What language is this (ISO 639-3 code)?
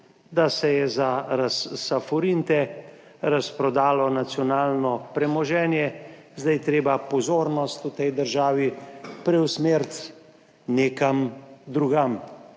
slv